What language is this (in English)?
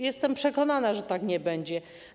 Polish